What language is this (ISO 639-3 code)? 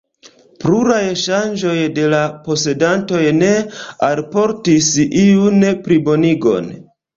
epo